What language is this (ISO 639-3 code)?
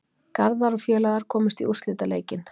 isl